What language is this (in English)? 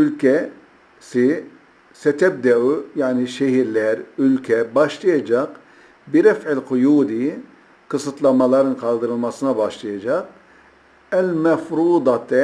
Turkish